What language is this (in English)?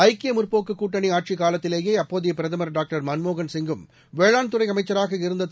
Tamil